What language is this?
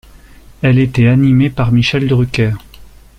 French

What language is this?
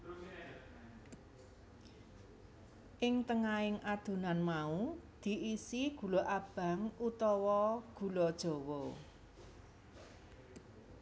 Javanese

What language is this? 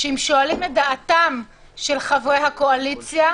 Hebrew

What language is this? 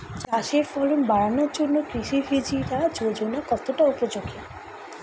Bangla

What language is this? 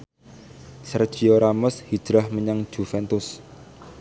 Javanese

